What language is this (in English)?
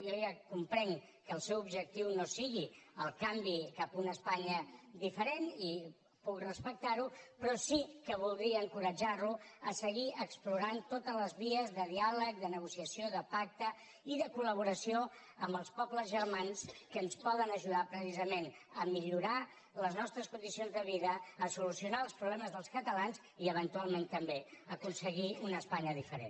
Catalan